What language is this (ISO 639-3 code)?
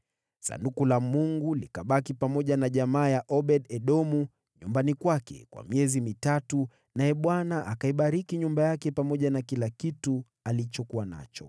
swa